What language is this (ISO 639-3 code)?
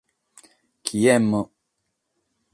srd